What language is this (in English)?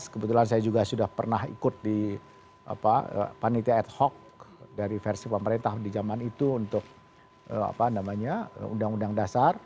Indonesian